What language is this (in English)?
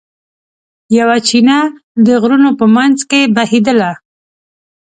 Pashto